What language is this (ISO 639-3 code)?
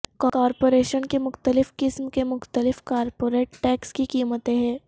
urd